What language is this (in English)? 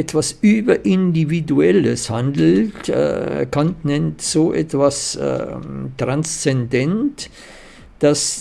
German